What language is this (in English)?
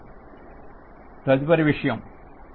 Telugu